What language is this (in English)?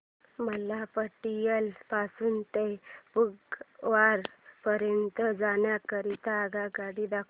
Marathi